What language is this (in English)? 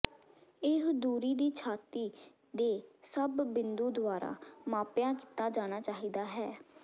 Punjabi